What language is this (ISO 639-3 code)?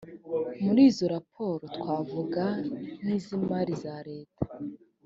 kin